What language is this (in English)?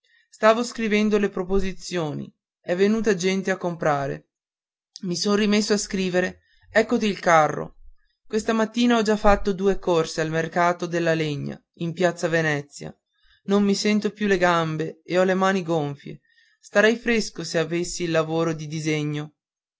Italian